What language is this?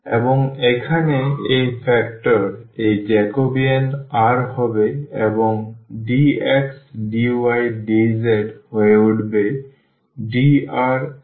Bangla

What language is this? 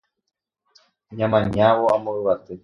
Guarani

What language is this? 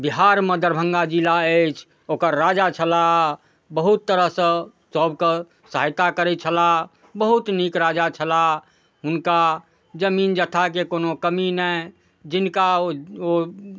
Maithili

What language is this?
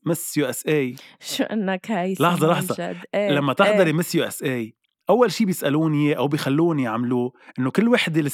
Arabic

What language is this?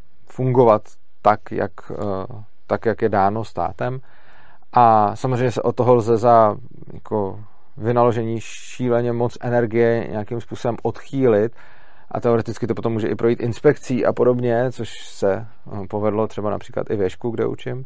Czech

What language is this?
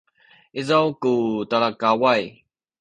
Sakizaya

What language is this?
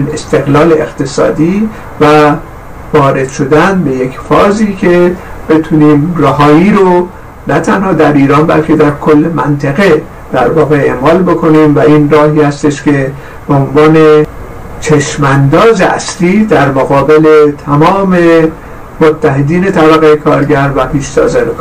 Persian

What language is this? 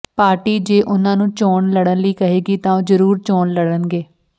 Punjabi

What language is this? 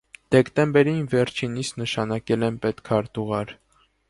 Armenian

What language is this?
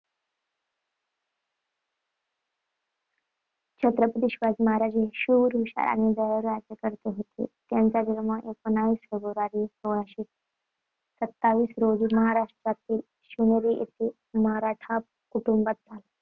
Marathi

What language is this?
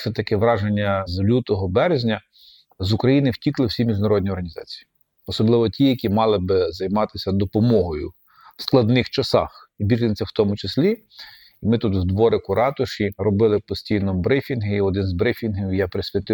Ukrainian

